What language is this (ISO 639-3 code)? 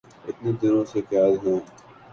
urd